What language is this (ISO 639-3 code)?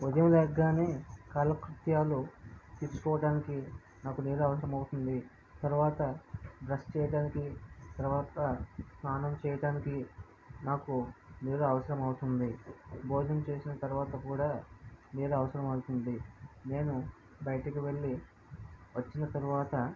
tel